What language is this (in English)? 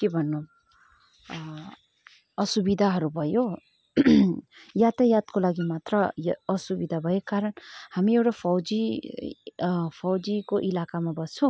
Nepali